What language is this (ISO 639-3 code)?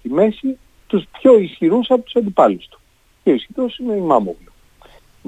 ell